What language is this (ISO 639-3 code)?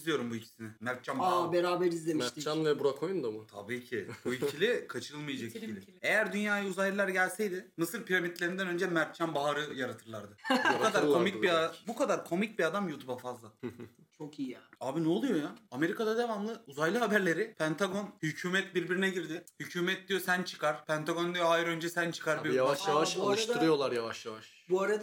tur